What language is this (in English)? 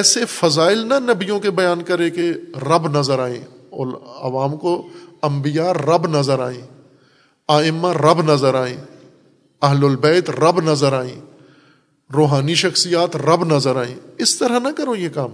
Urdu